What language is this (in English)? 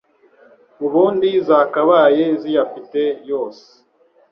Kinyarwanda